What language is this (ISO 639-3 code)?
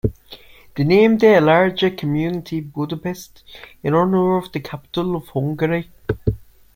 eng